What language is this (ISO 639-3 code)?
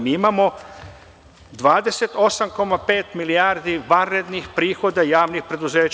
srp